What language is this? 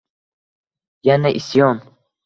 Uzbek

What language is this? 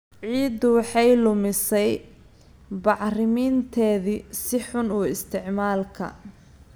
Somali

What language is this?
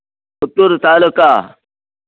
Telugu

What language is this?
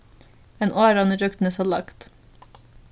Faroese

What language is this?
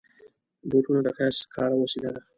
Pashto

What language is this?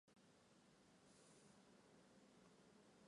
Chinese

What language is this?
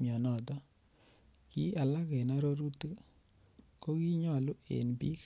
Kalenjin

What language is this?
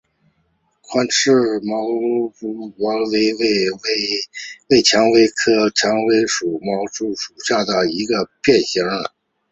Chinese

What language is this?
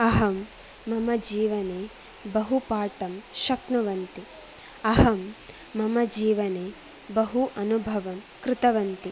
Sanskrit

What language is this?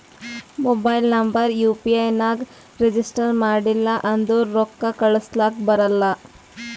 Kannada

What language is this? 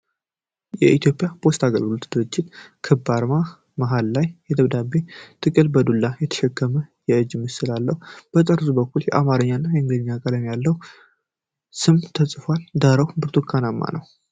Amharic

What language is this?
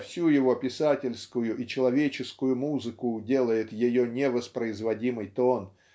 Russian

